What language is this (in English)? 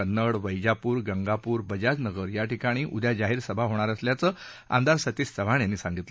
Marathi